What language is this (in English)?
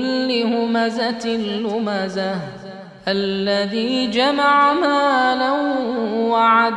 Arabic